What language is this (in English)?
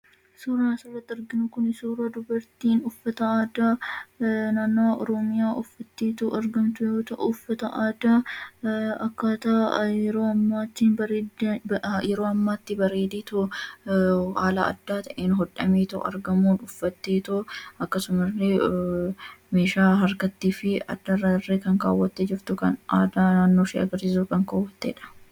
Oromo